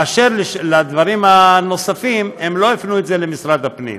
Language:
Hebrew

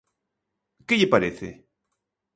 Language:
Galician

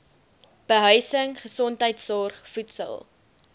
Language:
Afrikaans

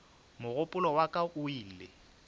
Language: Northern Sotho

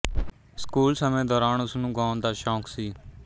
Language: Punjabi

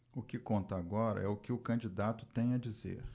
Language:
Portuguese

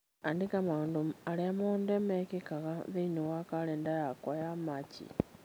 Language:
Kikuyu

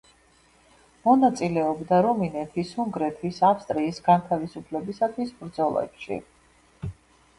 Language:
Georgian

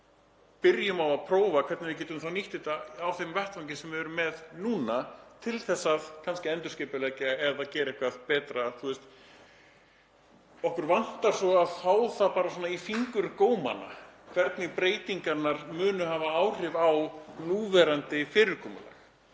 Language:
Icelandic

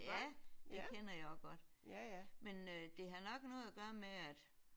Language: Danish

